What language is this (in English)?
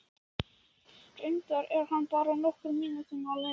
Icelandic